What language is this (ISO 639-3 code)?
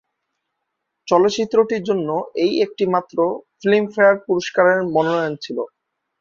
ben